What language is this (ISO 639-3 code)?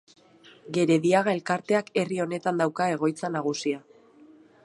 eus